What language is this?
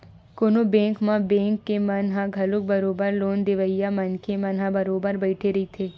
Chhattisgarhi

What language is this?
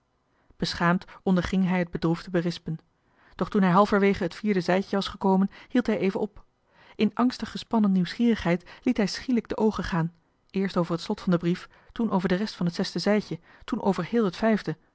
Dutch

